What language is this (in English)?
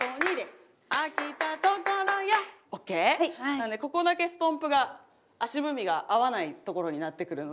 Japanese